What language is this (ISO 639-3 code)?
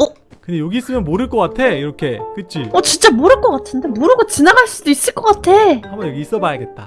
kor